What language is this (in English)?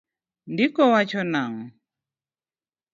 Luo (Kenya and Tanzania)